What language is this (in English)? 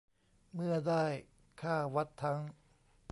Thai